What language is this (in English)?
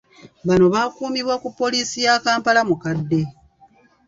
Ganda